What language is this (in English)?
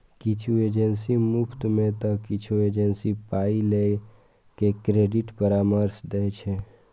Maithili